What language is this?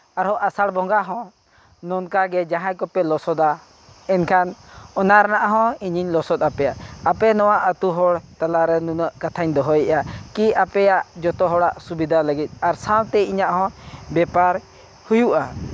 Santali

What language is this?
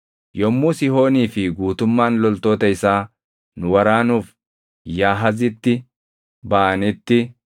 Oromo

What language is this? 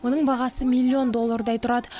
Kazakh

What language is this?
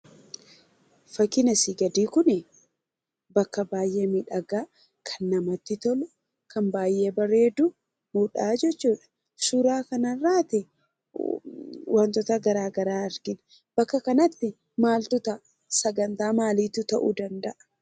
Oromo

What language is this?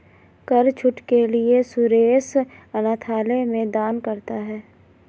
Hindi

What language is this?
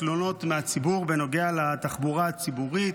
Hebrew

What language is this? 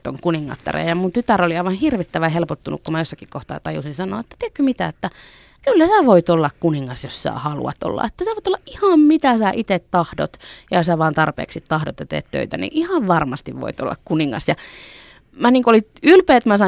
Finnish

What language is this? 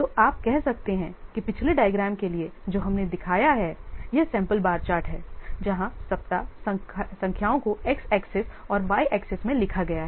Hindi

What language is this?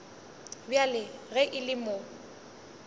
Northern Sotho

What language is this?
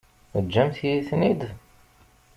Kabyle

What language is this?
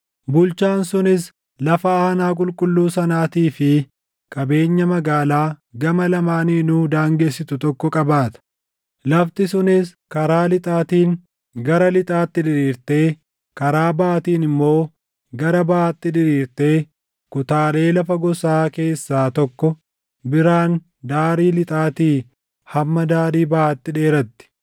Oromo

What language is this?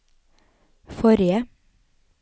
Norwegian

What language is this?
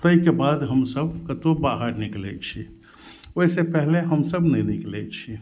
Maithili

